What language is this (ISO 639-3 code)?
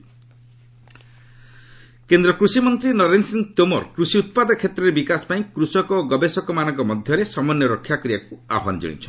ori